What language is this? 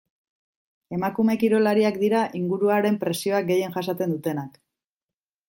Basque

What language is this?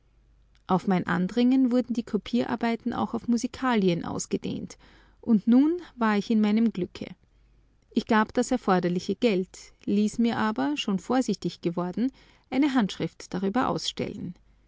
German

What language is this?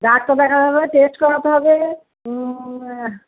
Bangla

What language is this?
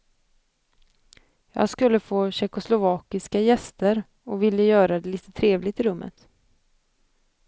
Swedish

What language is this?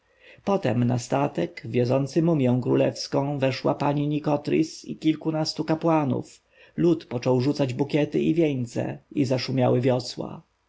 Polish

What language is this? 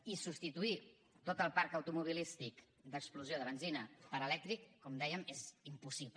Catalan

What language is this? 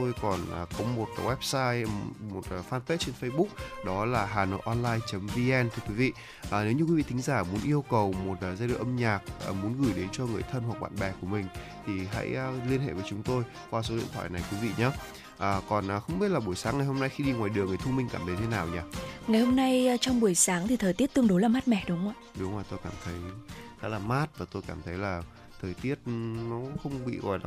Vietnamese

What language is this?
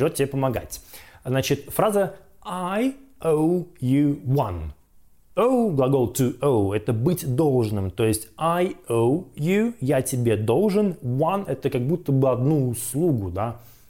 Russian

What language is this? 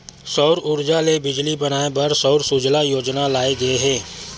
Chhattisgarhi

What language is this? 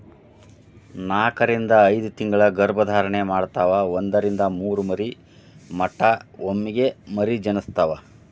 Kannada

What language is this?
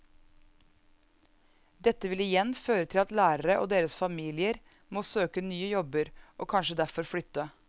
Norwegian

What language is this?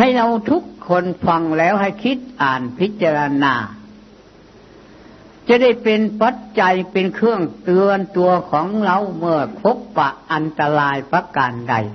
Thai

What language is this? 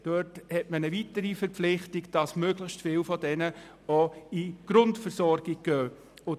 Swiss German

